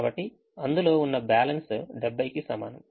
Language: Telugu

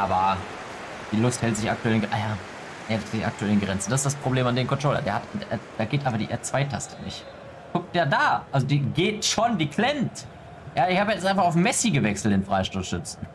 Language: German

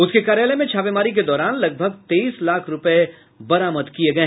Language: Hindi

